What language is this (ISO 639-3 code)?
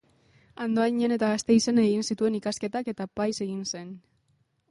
eus